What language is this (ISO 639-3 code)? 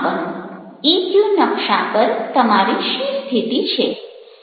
guj